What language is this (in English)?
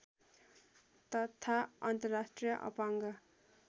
Nepali